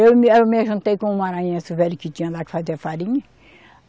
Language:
Portuguese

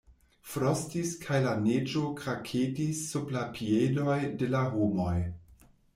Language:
Esperanto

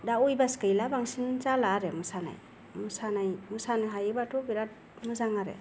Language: Bodo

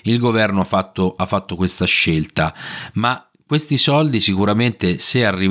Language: Italian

